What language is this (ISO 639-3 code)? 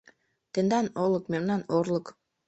chm